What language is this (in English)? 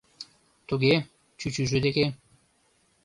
Mari